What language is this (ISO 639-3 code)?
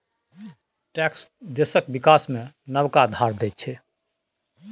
mai